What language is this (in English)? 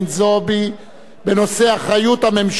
Hebrew